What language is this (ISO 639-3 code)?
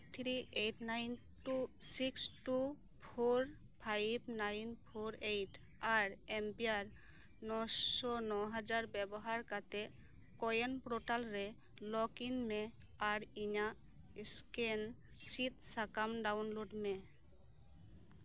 sat